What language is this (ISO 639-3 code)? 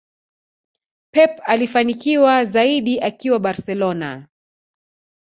swa